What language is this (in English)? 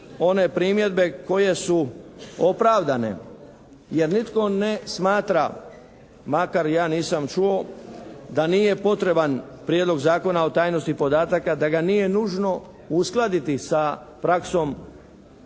Croatian